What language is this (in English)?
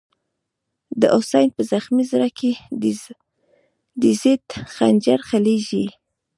Pashto